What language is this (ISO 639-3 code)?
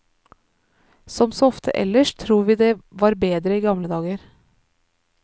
nor